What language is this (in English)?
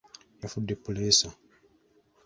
Ganda